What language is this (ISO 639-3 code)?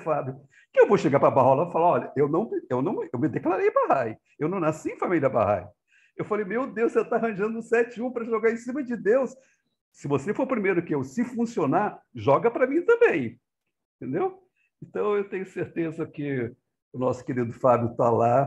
por